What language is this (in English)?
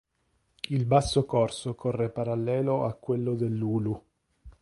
Italian